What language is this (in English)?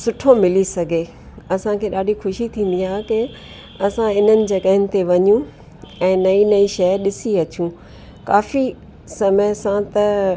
Sindhi